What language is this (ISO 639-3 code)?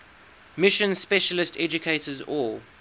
eng